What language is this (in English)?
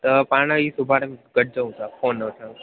Sindhi